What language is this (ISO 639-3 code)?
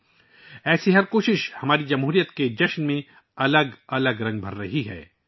urd